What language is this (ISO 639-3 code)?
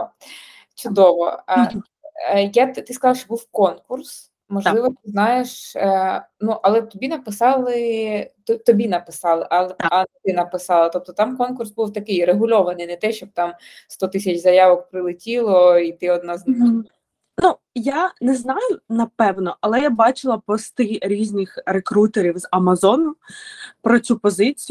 ukr